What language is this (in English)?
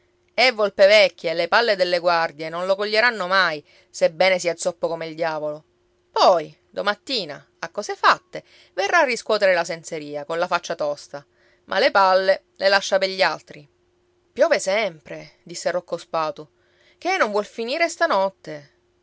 Italian